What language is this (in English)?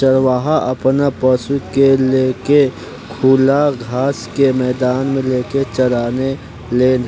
Bhojpuri